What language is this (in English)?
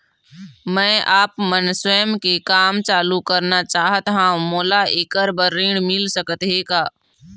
Chhattisgarhi